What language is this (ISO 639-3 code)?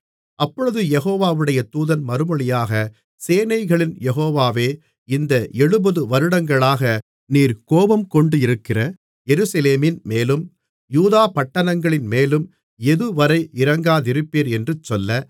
tam